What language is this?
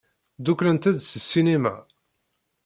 Kabyle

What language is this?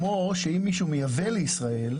Hebrew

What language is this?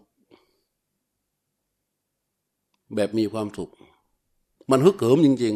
Thai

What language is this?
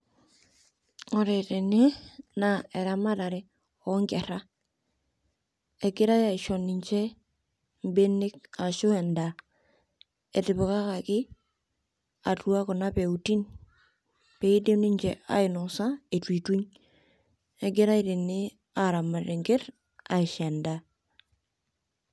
Masai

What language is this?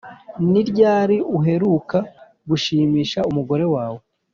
Kinyarwanda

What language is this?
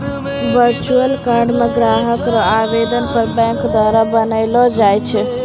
Maithili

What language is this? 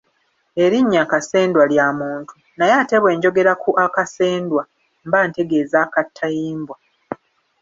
Ganda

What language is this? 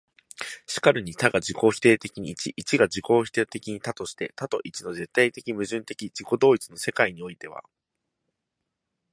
Japanese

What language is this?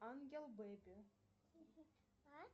Russian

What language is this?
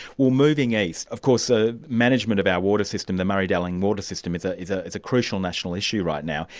English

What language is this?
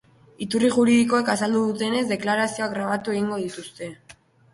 Basque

